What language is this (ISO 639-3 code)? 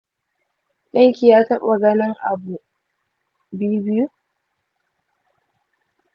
hau